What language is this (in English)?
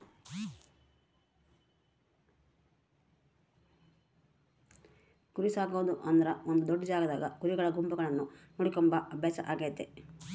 Kannada